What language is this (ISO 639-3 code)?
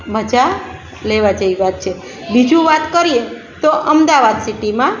guj